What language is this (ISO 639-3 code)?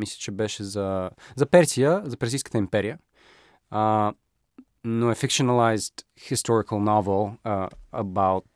bul